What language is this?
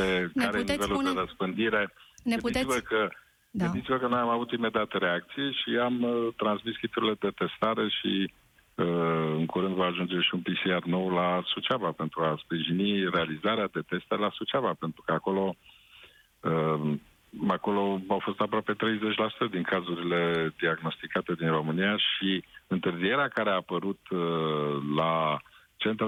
Romanian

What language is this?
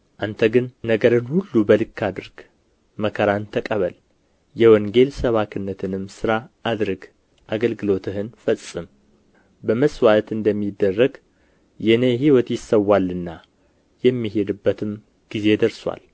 Amharic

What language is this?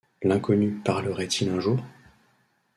French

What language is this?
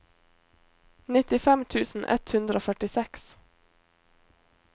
Norwegian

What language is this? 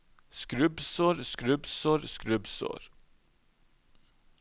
Norwegian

